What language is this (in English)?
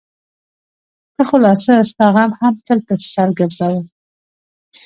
Pashto